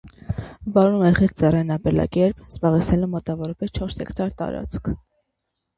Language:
Armenian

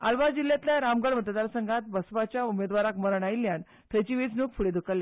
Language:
Konkani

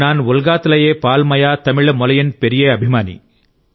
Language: Telugu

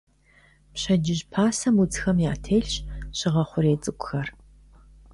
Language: Kabardian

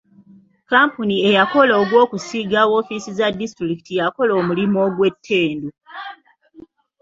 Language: Ganda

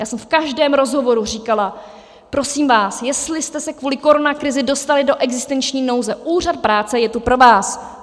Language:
Czech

